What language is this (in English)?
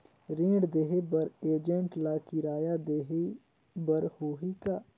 Chhattisgarhi